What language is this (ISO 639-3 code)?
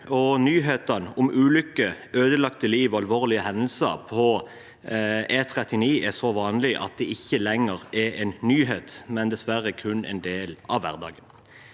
nor